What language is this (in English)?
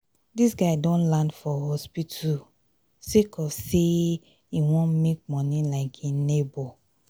Nigerian Pidgin